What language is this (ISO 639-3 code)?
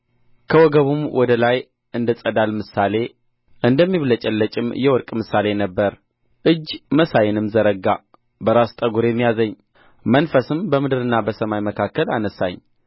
amh